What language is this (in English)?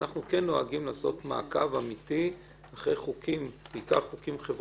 Hebrew